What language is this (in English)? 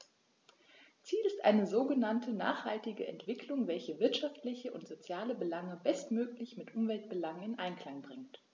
German